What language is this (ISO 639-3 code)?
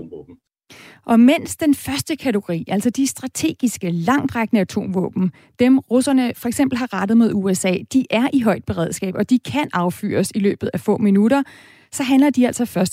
dan